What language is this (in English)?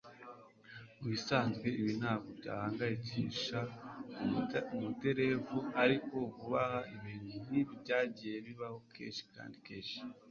Kinyarwanda